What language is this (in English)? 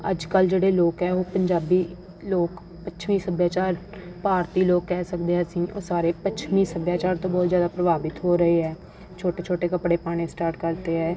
Punjabi